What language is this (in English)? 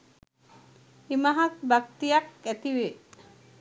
Sinhala